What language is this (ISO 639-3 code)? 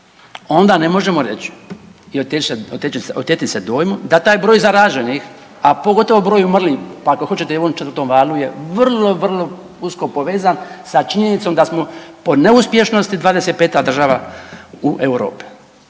hrv